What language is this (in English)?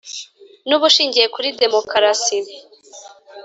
Kinyarwanda